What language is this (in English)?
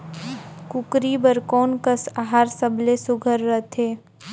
Chhattisgarhi